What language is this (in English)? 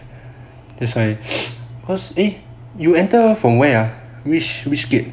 English